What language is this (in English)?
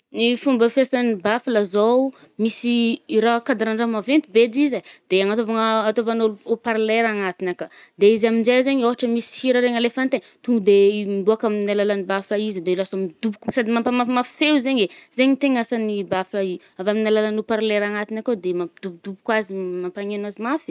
Northern Betsimisaraka Malagasy